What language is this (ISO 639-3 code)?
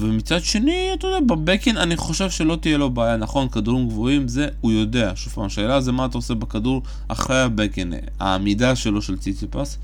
heb